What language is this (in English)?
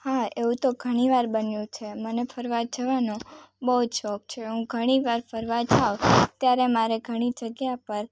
Gujarati